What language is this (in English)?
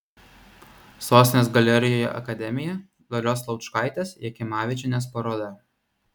Lithuanian